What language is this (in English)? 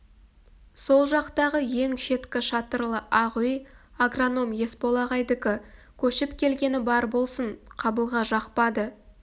Kazakh